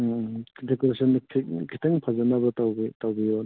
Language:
Manipuri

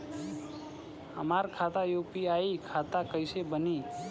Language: Bhojpuri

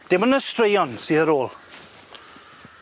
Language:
Welsh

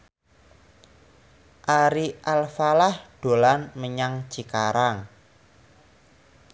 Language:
Javanese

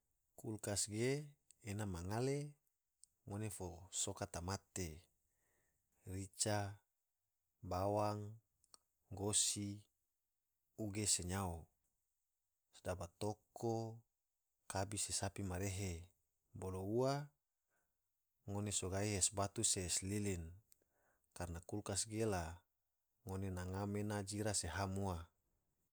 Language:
Tidore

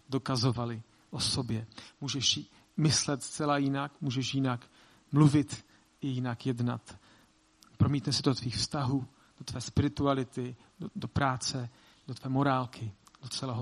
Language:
Czech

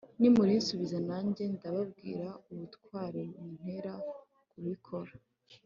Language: Kinyarwanda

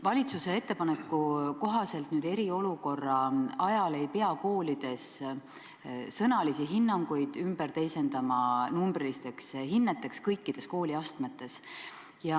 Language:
Estonian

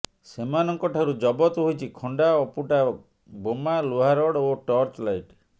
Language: Odia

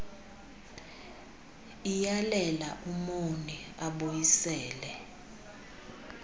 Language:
Xhosa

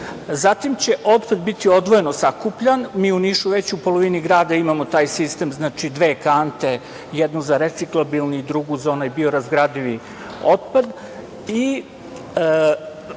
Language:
Serbian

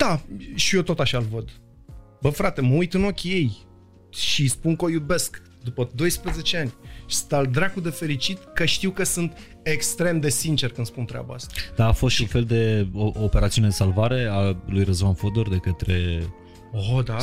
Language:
Romanian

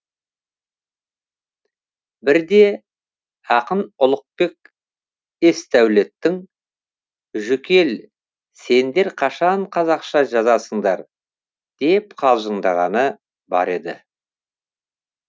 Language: Kazakh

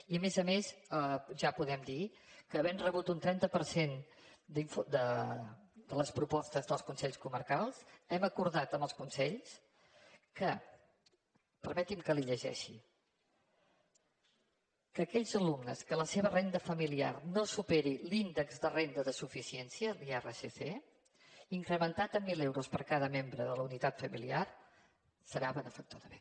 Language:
Catalan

